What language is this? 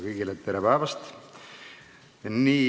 Estonian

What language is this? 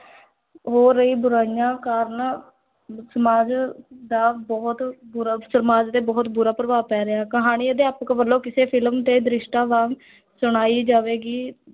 Punjabi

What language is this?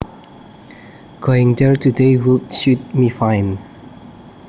Javanese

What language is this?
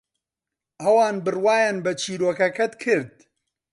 Central Kurdish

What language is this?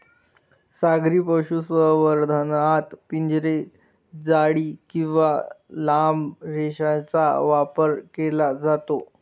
Marathi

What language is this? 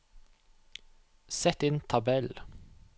Norwegian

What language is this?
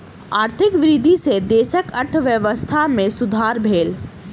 Maithili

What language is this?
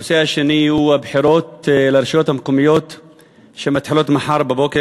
Hebrew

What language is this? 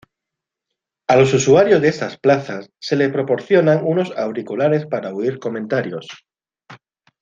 Spanish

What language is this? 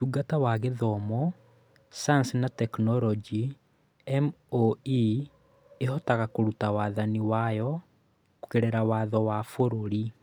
Kikuyu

